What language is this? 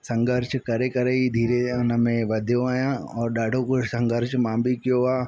Sindhi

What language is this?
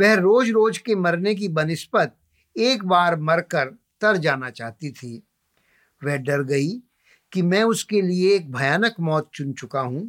Hindi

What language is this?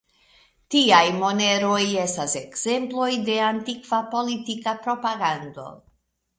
Esperanto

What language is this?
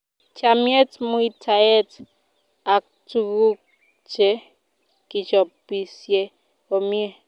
Kalenjin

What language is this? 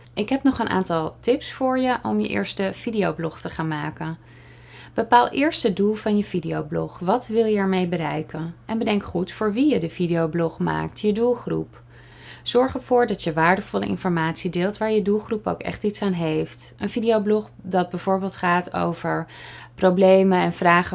Dutch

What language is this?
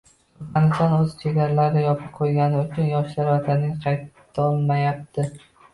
Uzbek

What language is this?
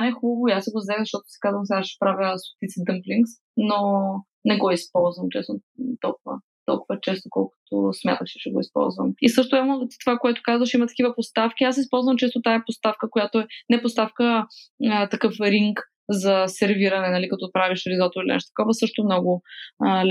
Bulgarian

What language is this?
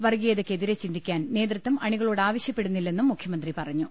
Malayalam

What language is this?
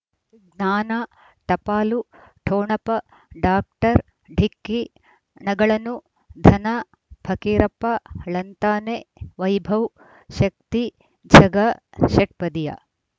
Kannada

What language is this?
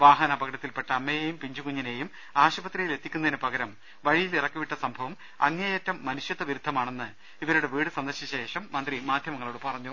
Malayalam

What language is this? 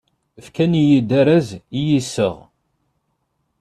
Kabyle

